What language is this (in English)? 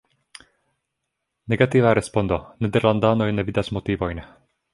Esperanto